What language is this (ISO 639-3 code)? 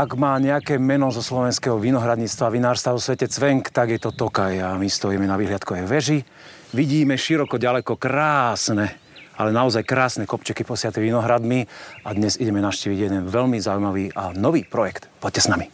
slk